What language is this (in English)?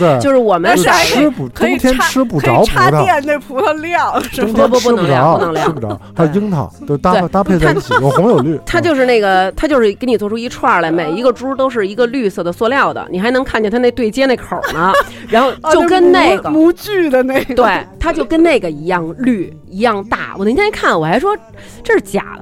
Chinese